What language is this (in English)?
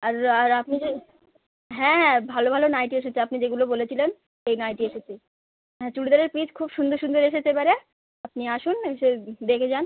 Bangla